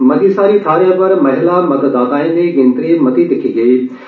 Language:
Dogri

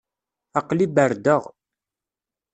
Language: Kabyle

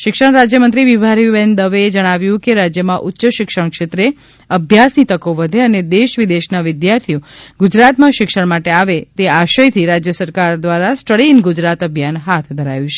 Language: Gujarati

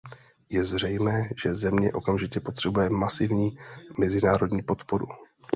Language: Czech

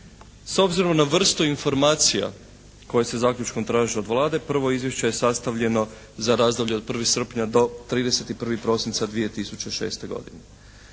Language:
Croatian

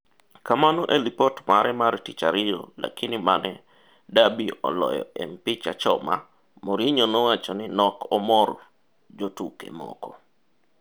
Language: Luo (Kenya and Tanzania)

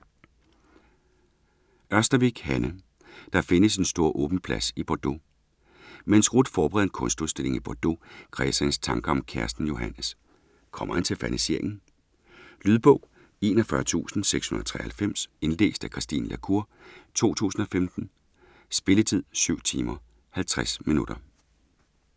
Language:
Danish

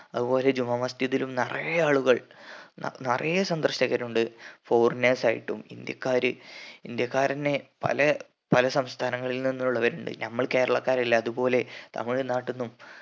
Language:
Malayalam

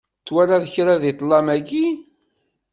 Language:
Kabyle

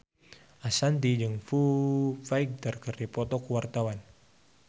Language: Sundanese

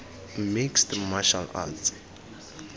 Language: Tswana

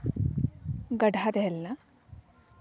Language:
Santali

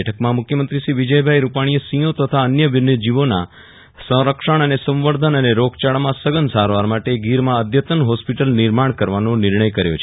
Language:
Gujarati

